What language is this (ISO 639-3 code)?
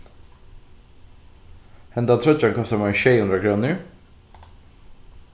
fao